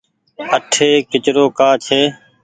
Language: Goaria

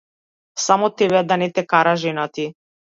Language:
Macedonian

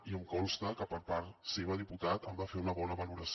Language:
Catalan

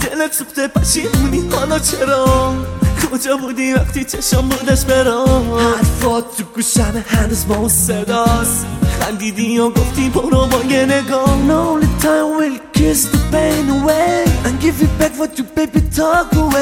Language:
Persian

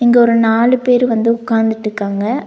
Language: Tamil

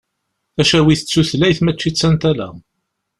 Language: Kabyle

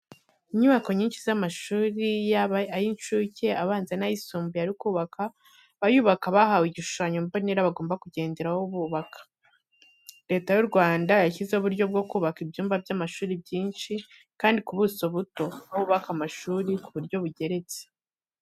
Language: Kinyarwanda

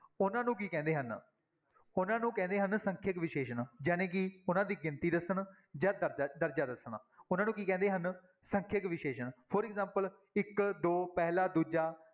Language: Punjabi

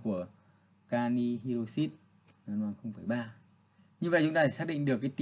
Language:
Vietnamese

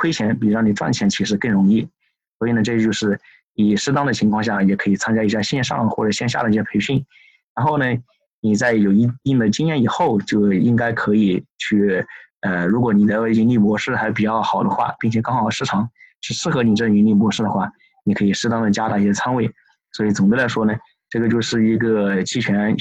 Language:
Chinese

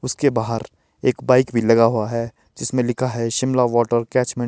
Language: Hindi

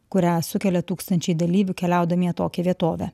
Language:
Lithuanian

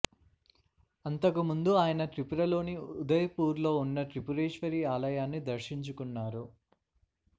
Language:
Telugu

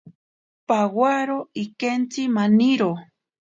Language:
Ashéninka Perené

